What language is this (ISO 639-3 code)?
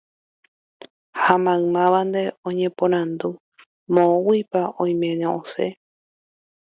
grn